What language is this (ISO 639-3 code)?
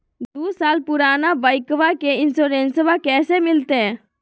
mag